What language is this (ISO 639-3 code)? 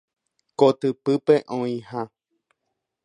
grn